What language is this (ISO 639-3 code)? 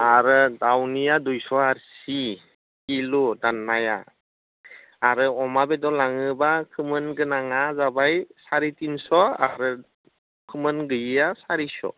brx